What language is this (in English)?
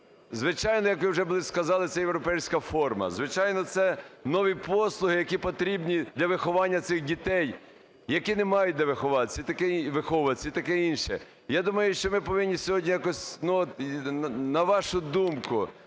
Ukrainian